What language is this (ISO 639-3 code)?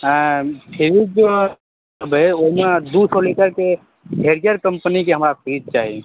mai